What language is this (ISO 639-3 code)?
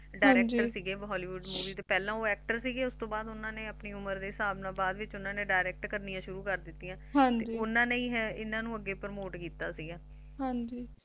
pan